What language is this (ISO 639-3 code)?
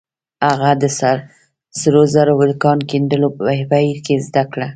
pus